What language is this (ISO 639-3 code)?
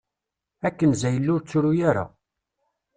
kab